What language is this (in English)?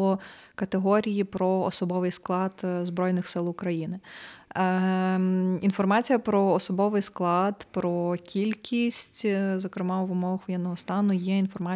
Ukrainian